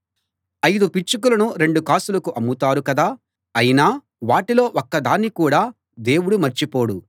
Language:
Telugu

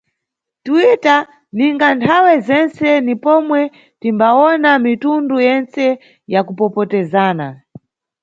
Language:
Nyungwe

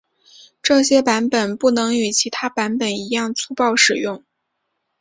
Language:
Chinese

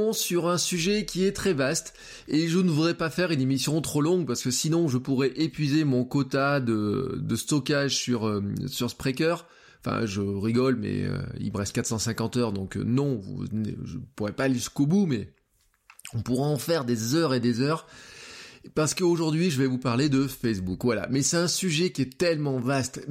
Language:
French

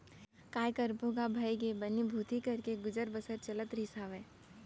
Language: Chhattisgarhi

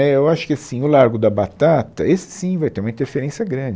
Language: Portuguese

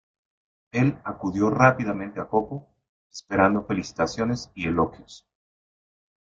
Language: Spanish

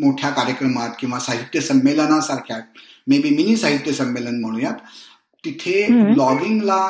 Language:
Marathi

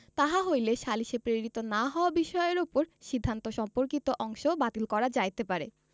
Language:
Bangla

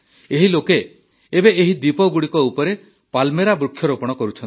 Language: Odia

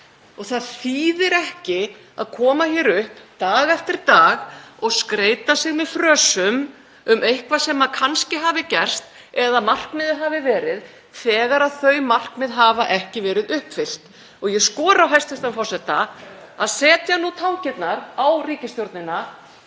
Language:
Icelandic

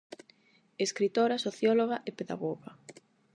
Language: Galician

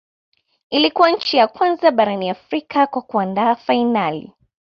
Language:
Swahili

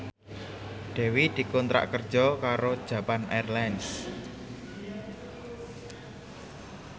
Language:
Javanese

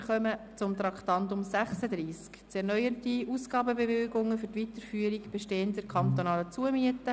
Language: Swiss German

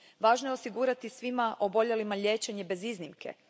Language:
Croatian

